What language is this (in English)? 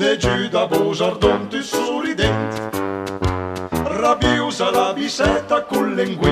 Thai